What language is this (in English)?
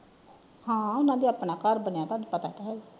Punjabi